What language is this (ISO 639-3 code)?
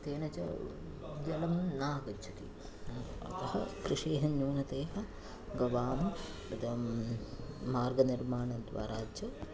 san